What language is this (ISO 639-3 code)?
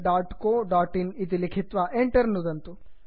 san